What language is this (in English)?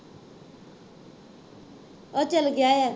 Punjabi